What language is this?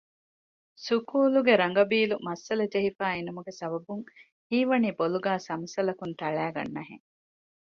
Divehi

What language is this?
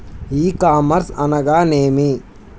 Telugu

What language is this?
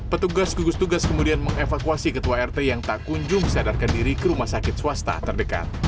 Indonesian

